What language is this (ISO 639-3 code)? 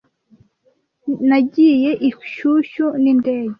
kin